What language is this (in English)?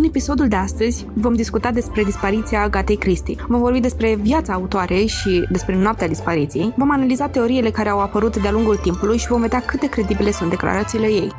Romanian